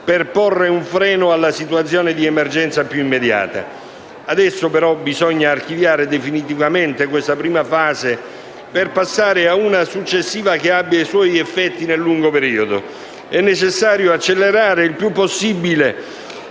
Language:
Italian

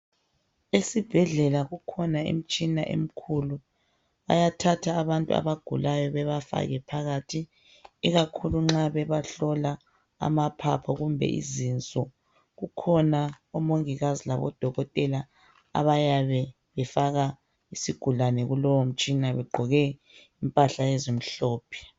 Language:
North Ndebele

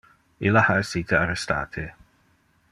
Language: Interlingua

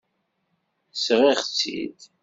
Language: Kabyle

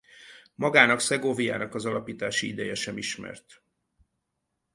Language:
Hungarian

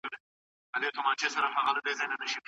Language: Pashto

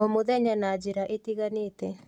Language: Kikuyu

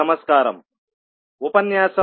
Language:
Telugu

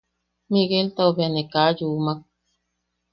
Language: Yaqui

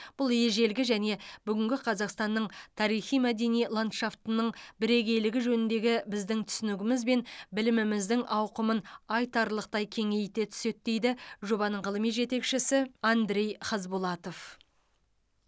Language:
Kazakh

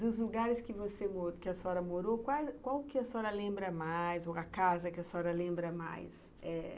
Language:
Portuguese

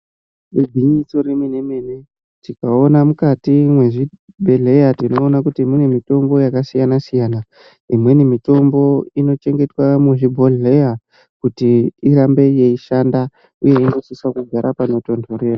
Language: Ndau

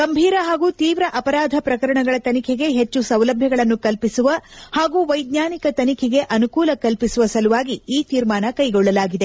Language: Kannada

